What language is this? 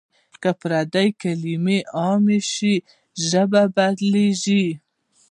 Pashto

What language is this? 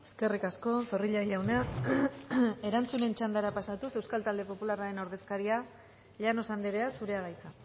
Basque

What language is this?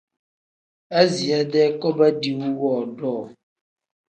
Tem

